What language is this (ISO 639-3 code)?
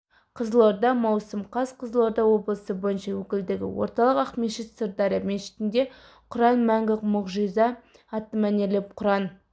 kaz